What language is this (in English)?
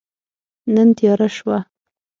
Pashto